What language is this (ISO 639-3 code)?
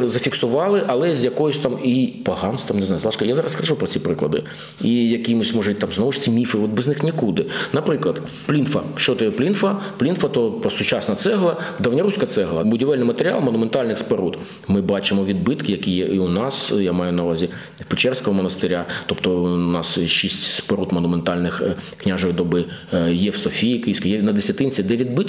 ukr